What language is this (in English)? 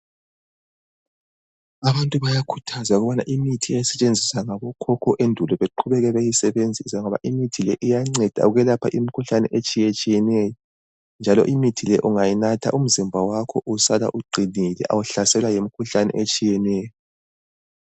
North Ndebele